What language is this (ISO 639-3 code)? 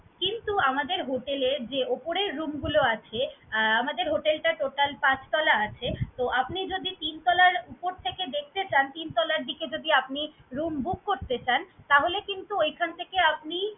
ben